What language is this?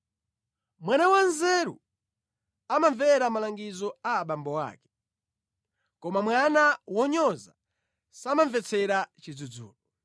Nyanja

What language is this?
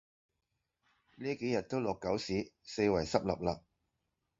Cantonese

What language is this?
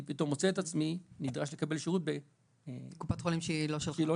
Hebrew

